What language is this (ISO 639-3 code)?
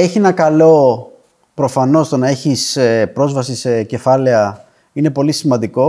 ell